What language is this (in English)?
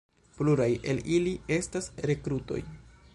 Esperanto